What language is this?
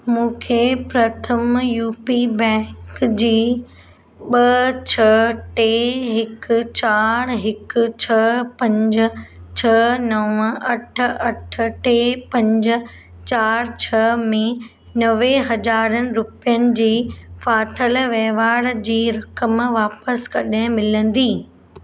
Sindhi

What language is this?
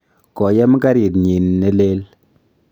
Kalenjin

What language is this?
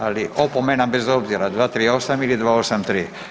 Croatian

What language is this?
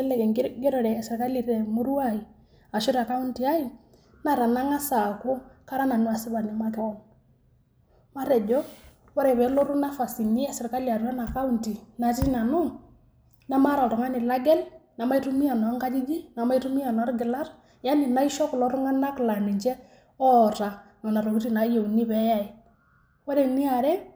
Masai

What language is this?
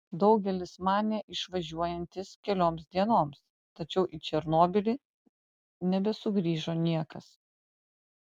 Lithuanian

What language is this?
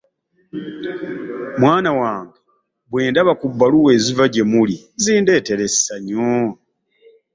Ganda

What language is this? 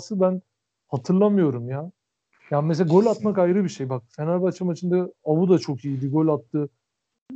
Turkish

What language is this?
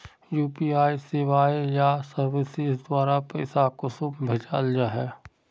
Magahi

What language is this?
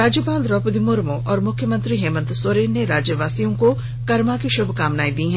Hindi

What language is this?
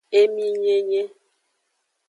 Aja (Benin)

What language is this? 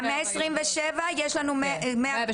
Hebrew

